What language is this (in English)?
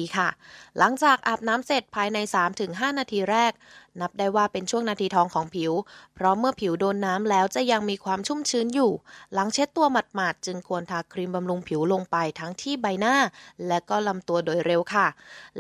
Thai